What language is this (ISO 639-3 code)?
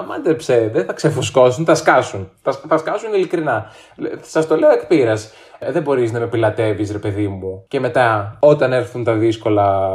ell